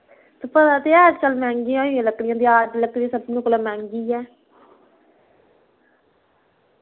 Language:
Dogri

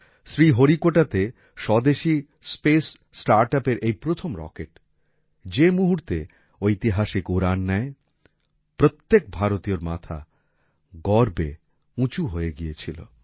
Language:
Bangla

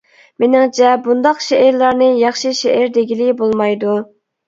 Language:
Uyghur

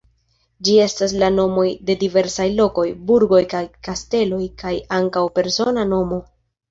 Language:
Esperanto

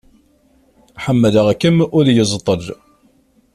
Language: Kabyle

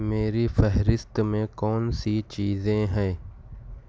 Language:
Urdu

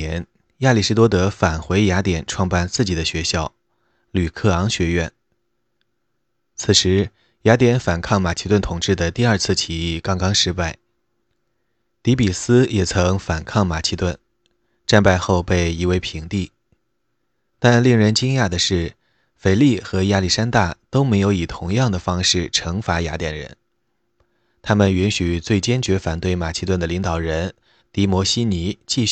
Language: Chinese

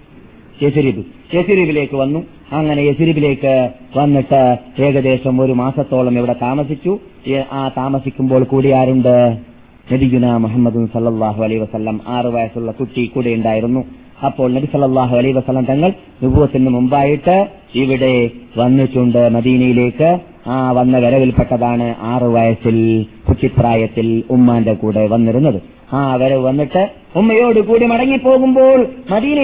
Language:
Malayalam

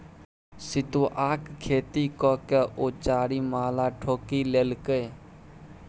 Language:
Maithili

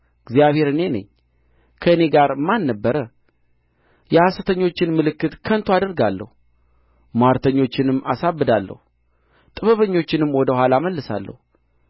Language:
Amharic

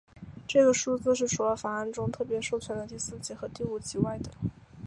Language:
Chinese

